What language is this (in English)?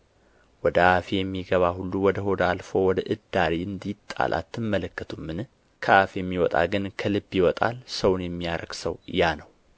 Amharic